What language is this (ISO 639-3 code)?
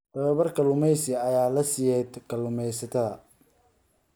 som